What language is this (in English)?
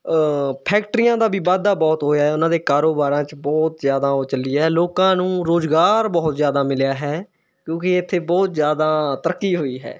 Punjabi